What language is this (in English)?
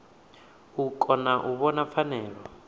Venda